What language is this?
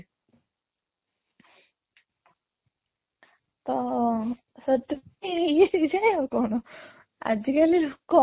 Odia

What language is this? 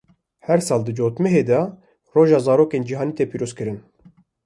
Kurdish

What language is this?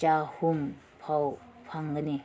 Manipuri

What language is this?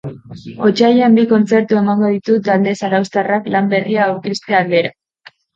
Basque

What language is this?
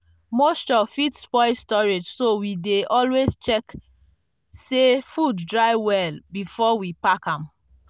Nigerian Pidgin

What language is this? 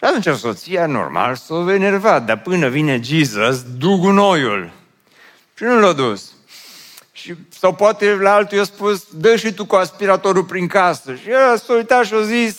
Romanian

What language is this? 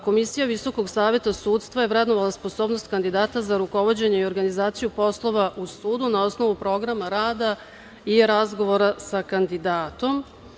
Serbian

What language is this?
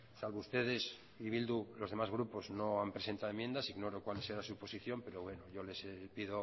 Spanish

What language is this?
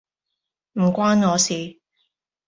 Cantonese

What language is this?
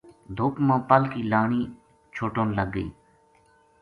Gujari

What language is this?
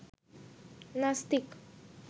Bangla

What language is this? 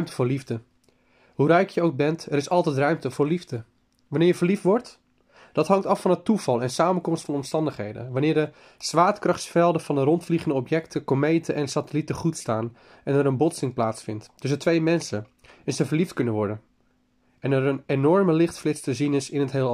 Dutch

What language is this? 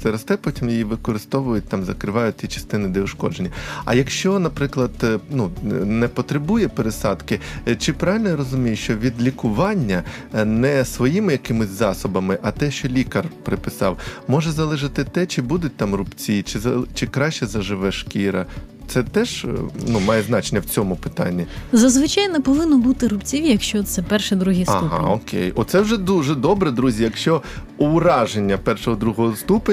Ukrainian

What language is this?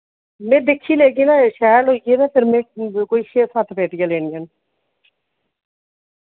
Dogri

